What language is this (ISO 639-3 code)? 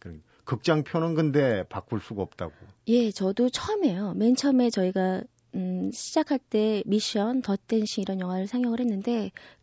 kor